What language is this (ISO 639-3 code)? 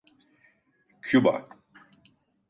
tur